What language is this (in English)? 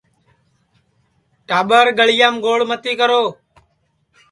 Sansi